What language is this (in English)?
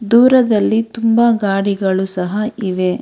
Kannada